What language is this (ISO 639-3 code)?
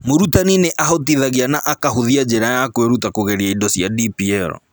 kik